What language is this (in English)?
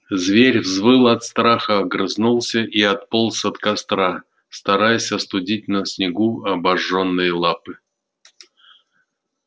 Russian